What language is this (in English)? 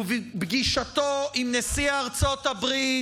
Hebrew